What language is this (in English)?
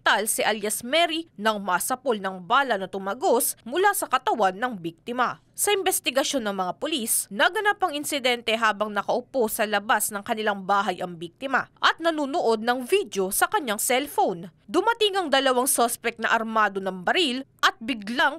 Filipino